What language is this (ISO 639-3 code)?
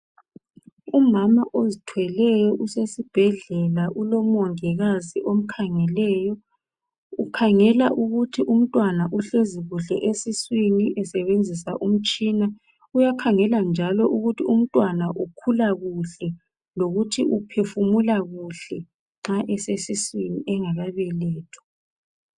nde